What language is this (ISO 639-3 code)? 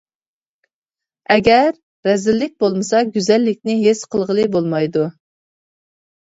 uig